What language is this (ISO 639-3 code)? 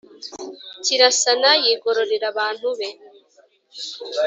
kin